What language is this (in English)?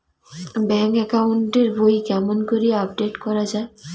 Bangla